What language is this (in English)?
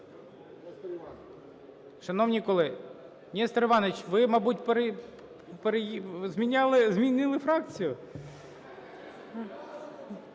Ukrainian